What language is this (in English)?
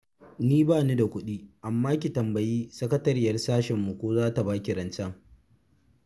Hausa